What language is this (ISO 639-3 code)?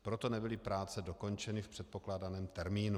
ces